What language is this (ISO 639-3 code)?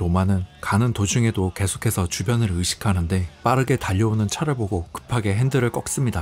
kor